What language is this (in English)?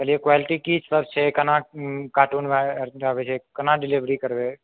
Maithili